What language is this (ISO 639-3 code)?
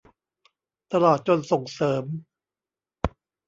tha